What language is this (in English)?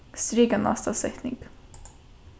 Faroese